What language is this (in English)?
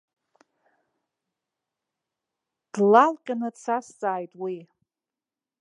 Abkhazian